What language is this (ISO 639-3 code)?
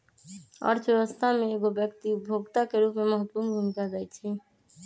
mag